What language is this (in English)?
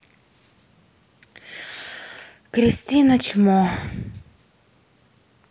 Russian